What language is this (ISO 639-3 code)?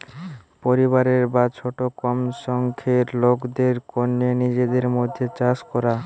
ben